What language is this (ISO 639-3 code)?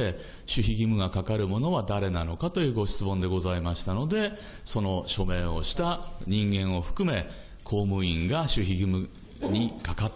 jpn